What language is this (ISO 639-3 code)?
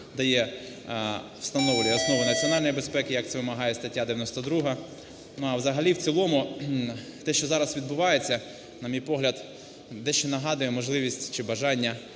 ukr